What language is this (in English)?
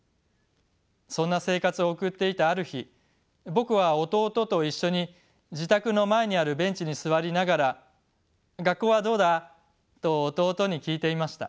Japanese